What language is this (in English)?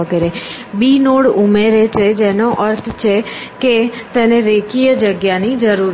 Gujarati